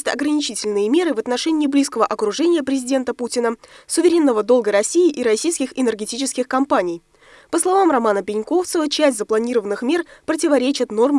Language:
Russian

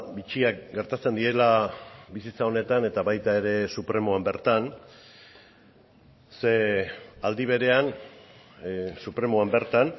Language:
Basque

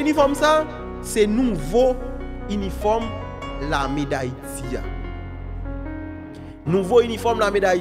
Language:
French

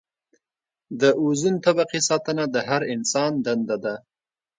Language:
Pashto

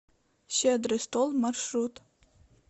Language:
Russian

